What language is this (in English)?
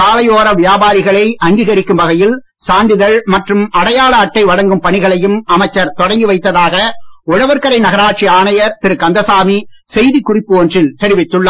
Tamil